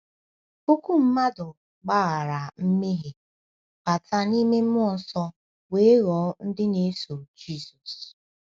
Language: Igbo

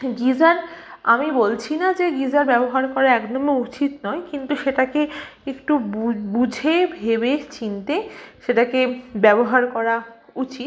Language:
Bangla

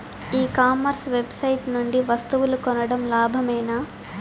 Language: Telugu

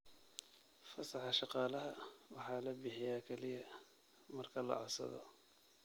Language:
Somali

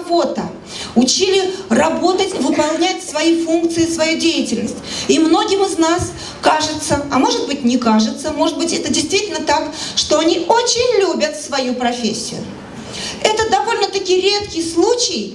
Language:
Russian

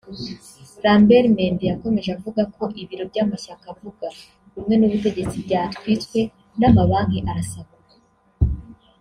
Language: Kinyarwanda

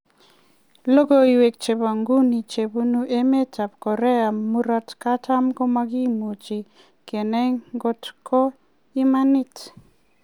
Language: Kalenjin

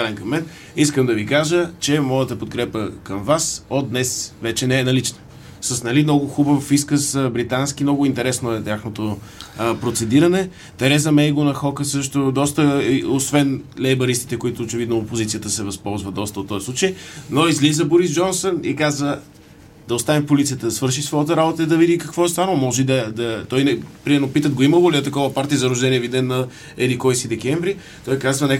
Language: Bulgarian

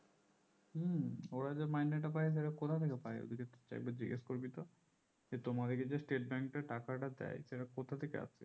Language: Bangla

